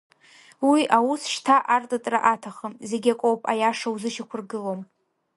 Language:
Abkhazian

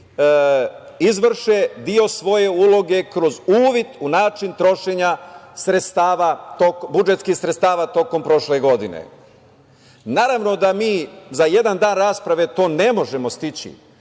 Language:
Serbian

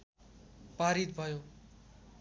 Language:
Nepali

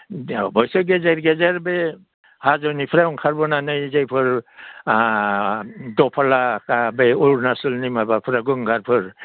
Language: Bodo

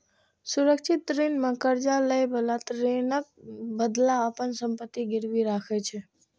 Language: Maithili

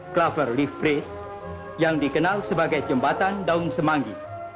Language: Indonesian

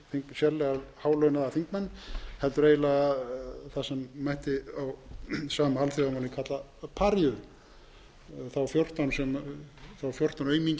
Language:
Icelandic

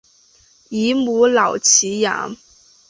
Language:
Chinese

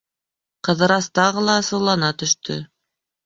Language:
Bashkir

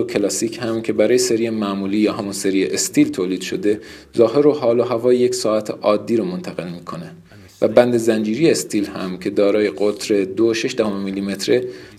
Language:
Persian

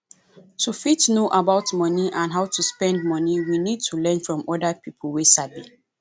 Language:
Nigerian Pidgin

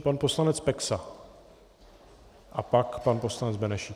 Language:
Czech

